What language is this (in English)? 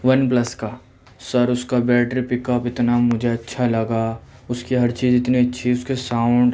Urdu